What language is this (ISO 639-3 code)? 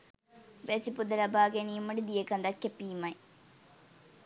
sin